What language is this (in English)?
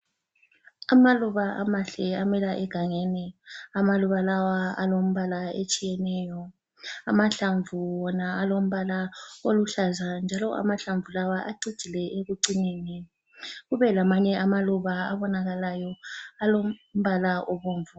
North Ndebele